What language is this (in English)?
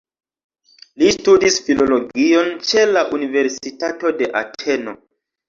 Esperanto